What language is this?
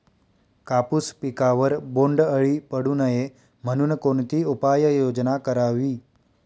Marathi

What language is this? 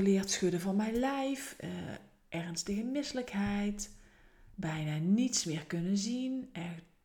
Dutch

